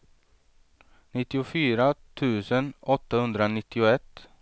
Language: Swedish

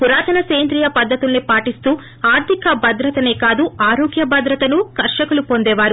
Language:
Telugu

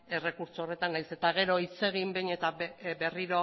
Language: Basque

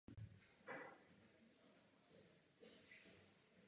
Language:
Czech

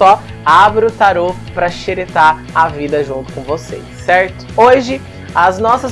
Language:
Portuguese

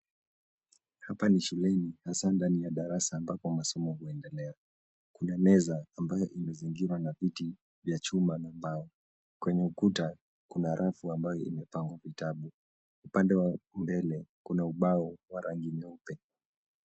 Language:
Swahili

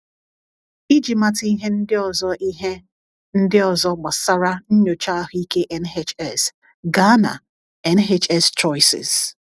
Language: Igbo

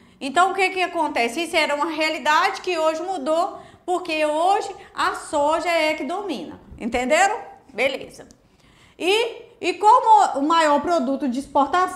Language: Portuguese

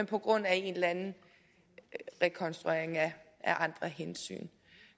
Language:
Danish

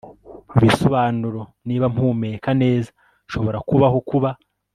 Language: Kinyarwanda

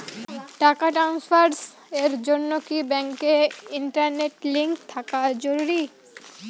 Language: Bangla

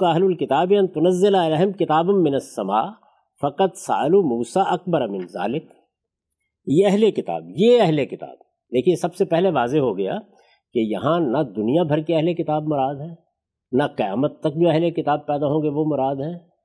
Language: Urdu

